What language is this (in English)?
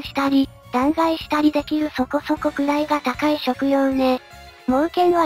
Japanese